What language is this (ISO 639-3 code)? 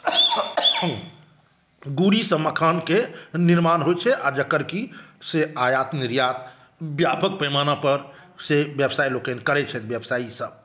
mai